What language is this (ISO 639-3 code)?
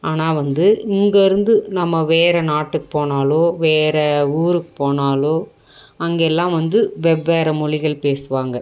tam